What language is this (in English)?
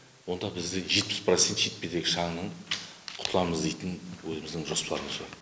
Kazakh